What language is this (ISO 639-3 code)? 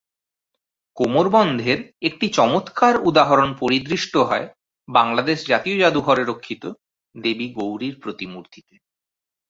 ben